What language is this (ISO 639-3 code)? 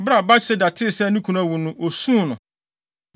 aka